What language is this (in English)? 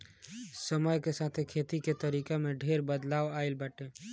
Bhojpuri